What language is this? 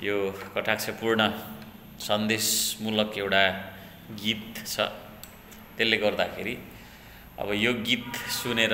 Thai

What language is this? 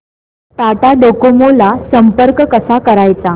Marathi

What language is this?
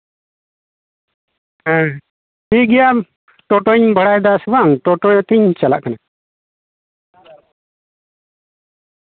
Santali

